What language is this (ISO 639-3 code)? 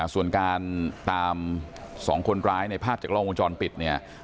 tha